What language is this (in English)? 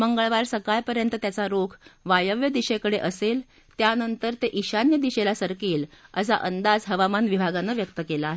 Marathi